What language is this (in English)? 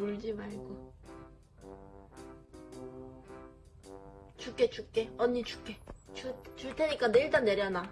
Korean